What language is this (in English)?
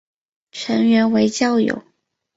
Chinese